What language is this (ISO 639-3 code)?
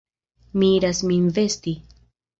epo